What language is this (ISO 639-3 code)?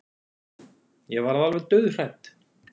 isl